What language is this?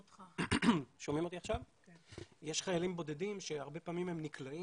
Hebrew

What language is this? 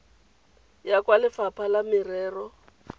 Tswana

